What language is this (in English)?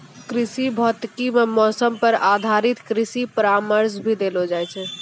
Maithili